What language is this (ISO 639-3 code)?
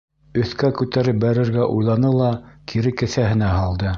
bak